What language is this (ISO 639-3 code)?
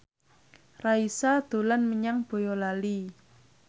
jav